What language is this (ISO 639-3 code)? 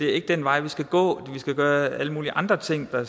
dan